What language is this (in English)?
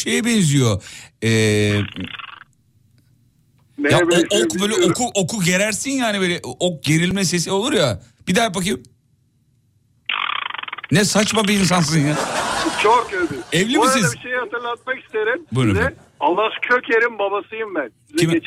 Turkish